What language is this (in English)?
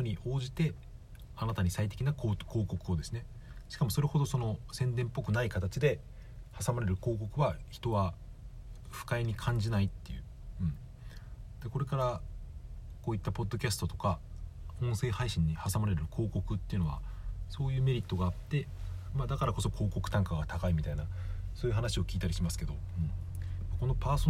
Japanese